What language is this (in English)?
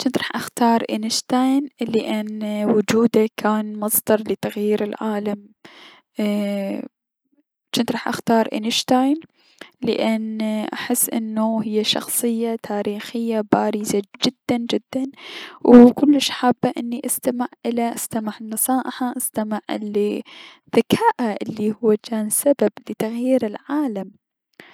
Mesopotamian Arabic